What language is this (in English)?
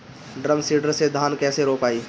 Bhojpuri